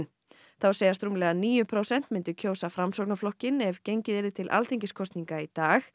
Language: Icelandic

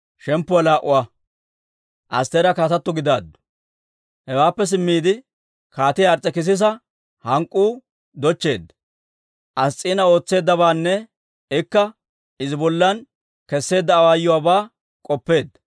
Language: Dawro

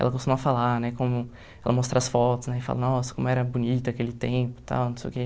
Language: Portuguese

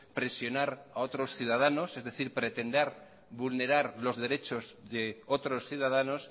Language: Spanish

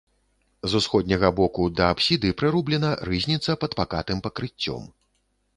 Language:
Belarusian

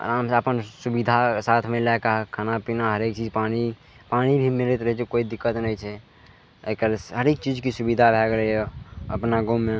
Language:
Maithili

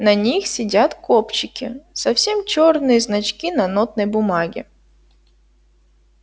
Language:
Russian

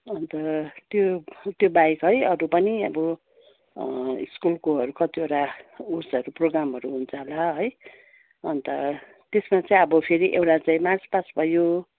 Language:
Nepali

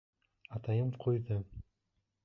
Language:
Bashkir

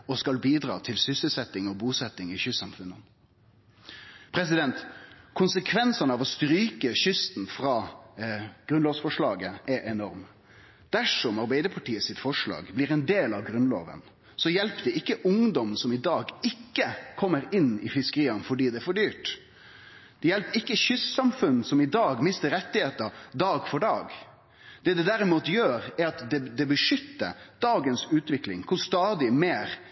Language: Norwegian Nynorsk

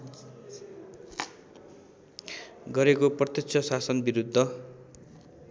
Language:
Nepali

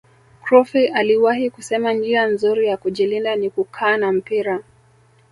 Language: Swahili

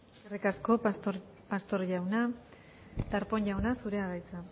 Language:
Basque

